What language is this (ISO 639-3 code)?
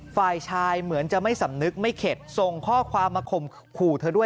tha